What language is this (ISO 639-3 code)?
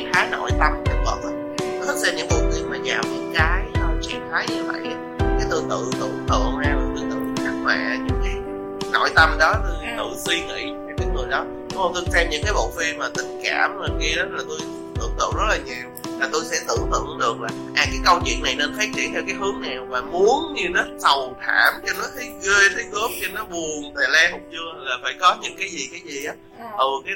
vie